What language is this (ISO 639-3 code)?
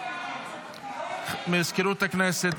heb